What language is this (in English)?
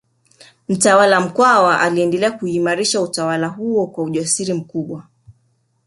Swahili